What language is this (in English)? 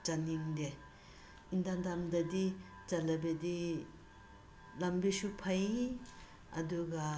Manipuri